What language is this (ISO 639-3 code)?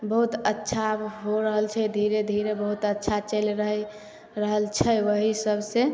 mai